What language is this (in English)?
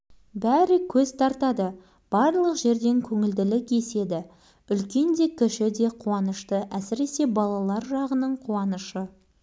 Kazakh